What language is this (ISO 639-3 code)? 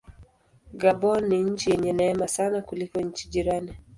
swa